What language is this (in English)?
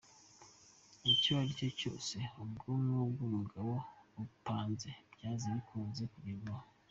Kinyarwanda